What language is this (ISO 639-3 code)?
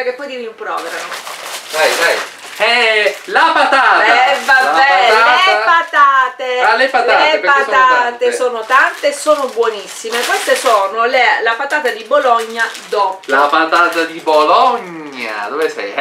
ita